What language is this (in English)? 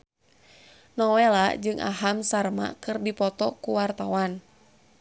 Sundanese